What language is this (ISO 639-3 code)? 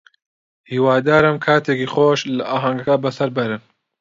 ckb